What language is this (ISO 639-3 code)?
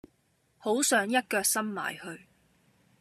yue